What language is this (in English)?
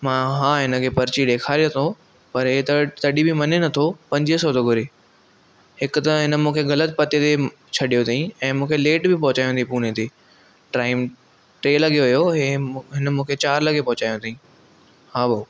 Sindhi